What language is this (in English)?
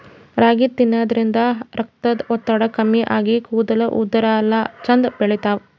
Kannada